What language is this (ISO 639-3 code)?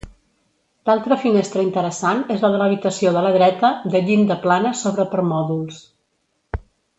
cat